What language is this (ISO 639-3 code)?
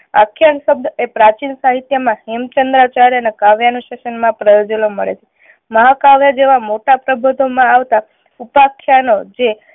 guj